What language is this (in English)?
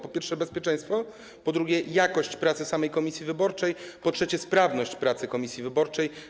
Polish